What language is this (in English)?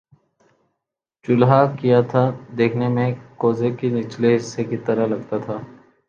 Urdu